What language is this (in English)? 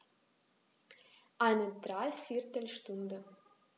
German